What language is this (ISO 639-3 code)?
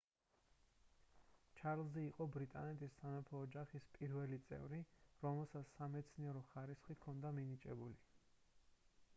kat